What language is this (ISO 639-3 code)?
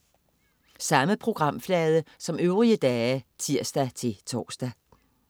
dan